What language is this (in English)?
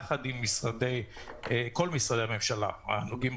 Hebrew